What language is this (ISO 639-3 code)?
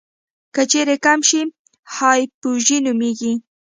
pus